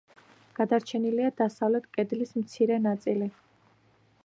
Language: Georgian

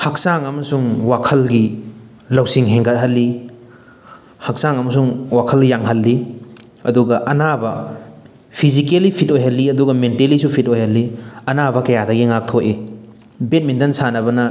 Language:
Manipuri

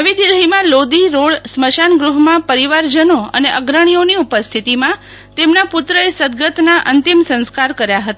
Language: Gujarati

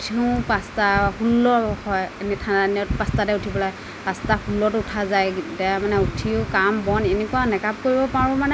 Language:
Assamese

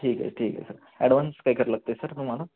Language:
Marathi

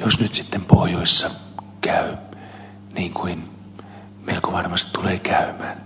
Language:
Finnish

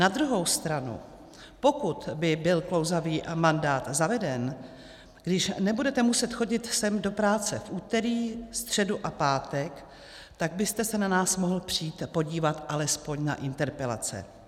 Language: Czech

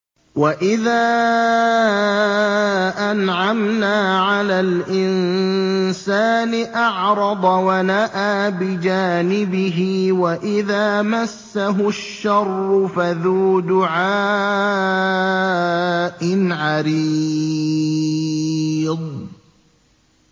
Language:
Arabic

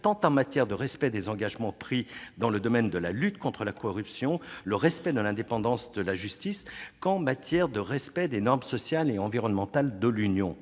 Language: French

